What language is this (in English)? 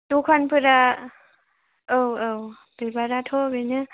Bodo